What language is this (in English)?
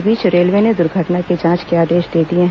Hindi